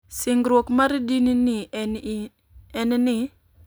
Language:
Luo (Kenya and Tanzania)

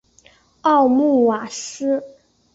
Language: Chinese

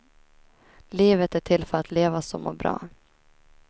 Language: Swedish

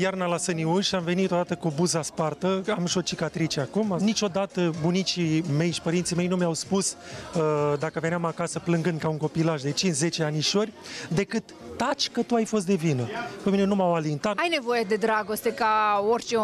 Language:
Romanian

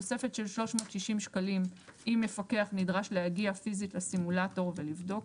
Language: Hebrew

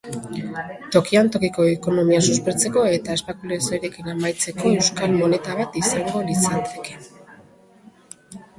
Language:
Basque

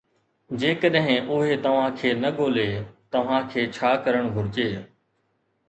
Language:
Sindhi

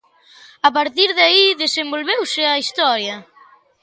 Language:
Galician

